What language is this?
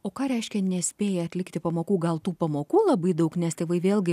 Lithuanian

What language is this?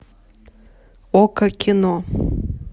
Russian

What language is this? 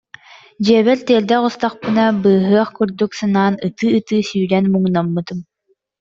Yakut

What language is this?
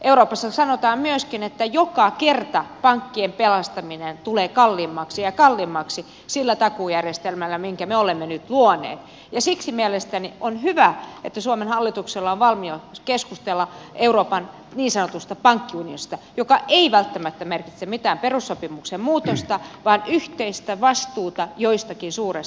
Finnish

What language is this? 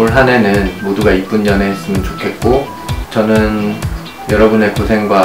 Korean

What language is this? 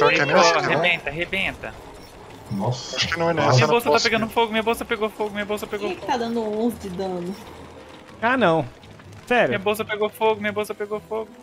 Portuguese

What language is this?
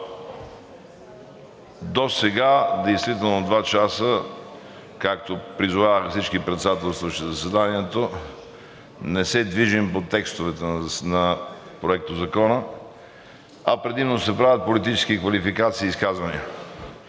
Bulgarian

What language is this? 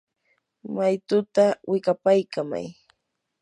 Yanahuanca Pasco Quechua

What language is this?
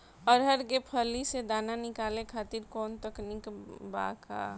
Bhojpuri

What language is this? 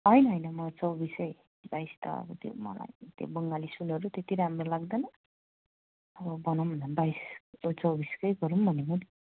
Nepali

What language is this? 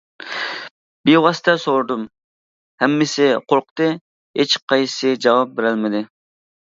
Uyghur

